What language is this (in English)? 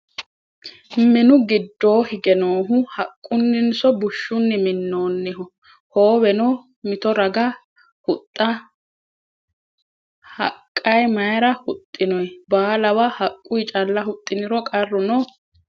Sidamo